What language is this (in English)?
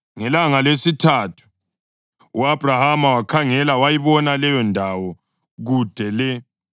North Ndebele